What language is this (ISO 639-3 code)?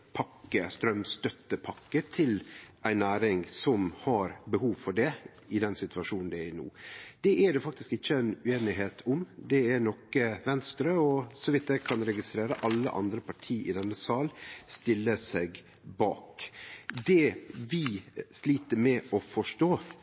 nno